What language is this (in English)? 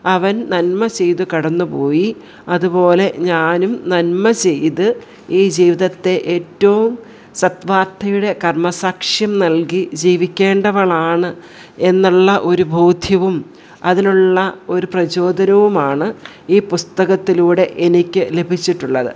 Malayalam